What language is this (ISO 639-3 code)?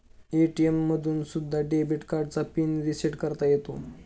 mar